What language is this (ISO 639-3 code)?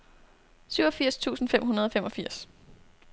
dan